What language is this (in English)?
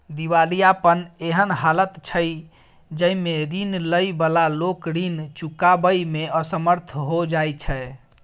Maithili